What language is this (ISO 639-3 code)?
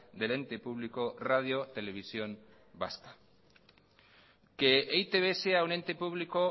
spa